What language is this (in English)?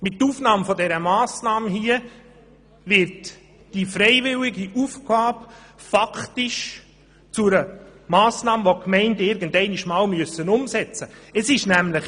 Swiss German